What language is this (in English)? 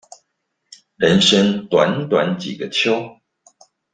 Chinese